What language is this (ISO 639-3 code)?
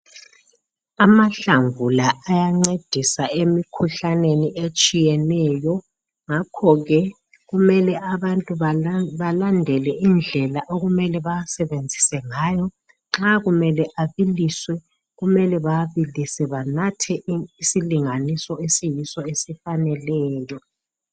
nde